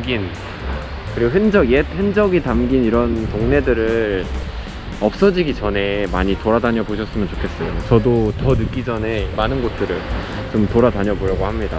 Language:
Korean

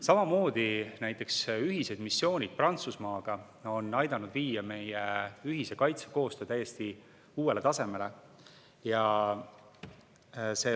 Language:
Estonian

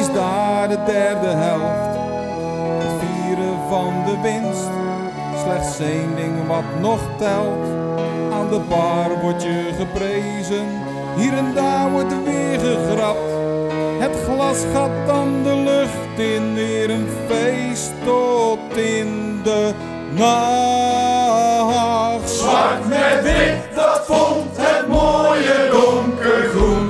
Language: Dutch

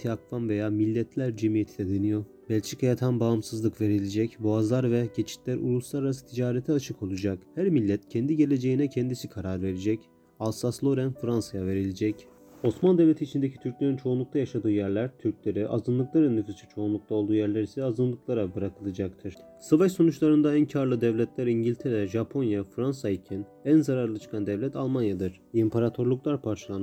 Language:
Turkish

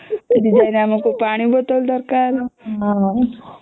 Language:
Odia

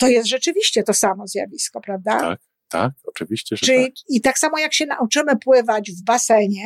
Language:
Polish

